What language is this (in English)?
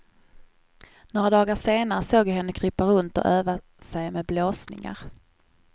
Swedish